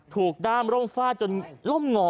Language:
Thai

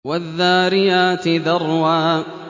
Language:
Arabic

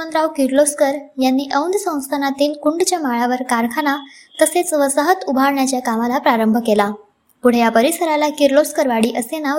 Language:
Marathi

